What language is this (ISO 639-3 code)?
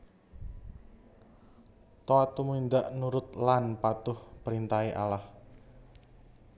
jav